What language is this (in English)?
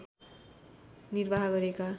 Nepali